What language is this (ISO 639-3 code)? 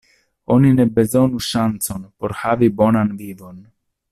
epo